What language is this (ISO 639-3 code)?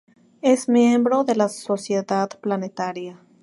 spa